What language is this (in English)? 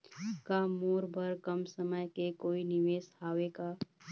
Chhattisgarhi